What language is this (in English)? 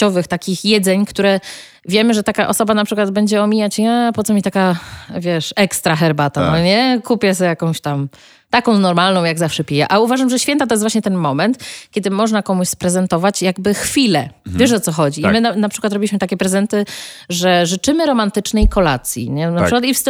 Polish